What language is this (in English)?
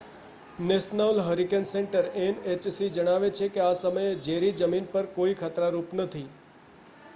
Gujarati